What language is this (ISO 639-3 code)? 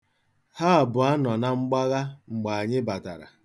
ibo